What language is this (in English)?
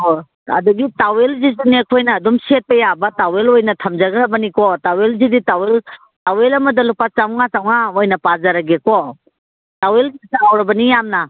Manipuri